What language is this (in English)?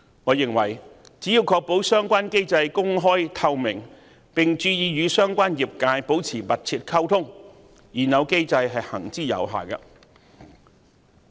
Cantonese